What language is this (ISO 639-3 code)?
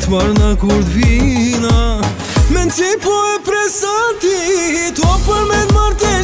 ron